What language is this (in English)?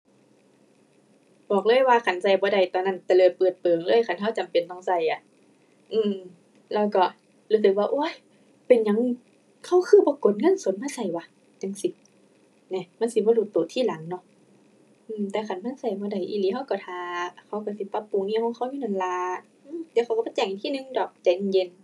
Thai